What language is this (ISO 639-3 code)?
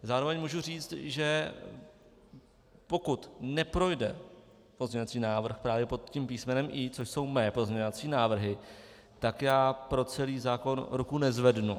ces